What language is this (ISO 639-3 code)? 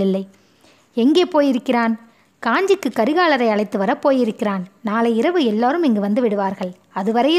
tam